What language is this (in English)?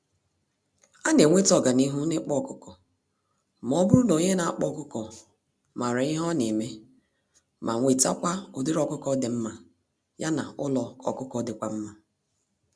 Igbo